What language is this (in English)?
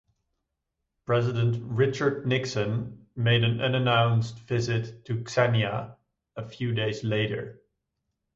English